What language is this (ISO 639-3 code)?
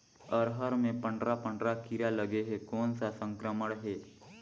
hne